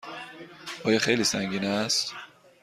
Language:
Persian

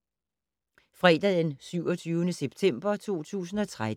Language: Danish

